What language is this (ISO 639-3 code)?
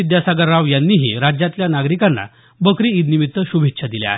mar